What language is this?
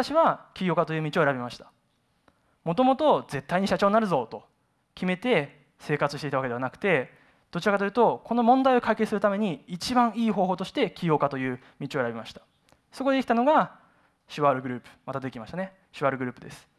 Japanese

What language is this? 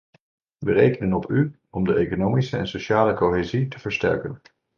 Dutch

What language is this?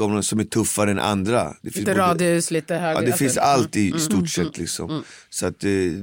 Swedish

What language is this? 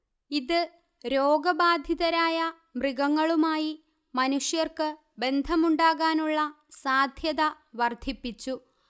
Malayalam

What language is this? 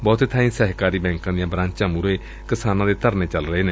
Punjabi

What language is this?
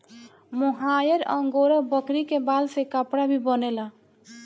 Bhojpuri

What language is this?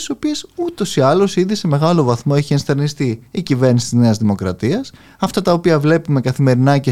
Greek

